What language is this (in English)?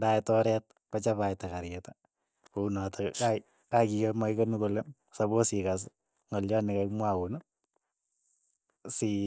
Keiyo